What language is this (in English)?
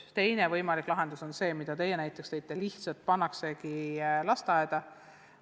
Estonian